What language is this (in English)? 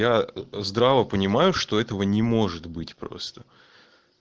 Russian